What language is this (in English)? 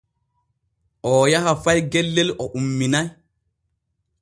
Borgu Fulfulde